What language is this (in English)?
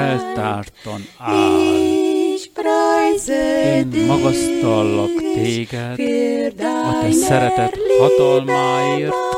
Hungarian